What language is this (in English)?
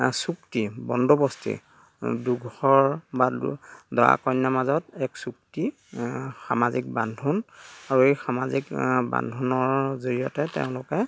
Assamese